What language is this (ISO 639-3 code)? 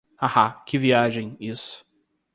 por